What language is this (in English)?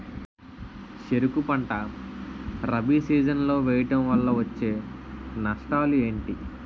Telugu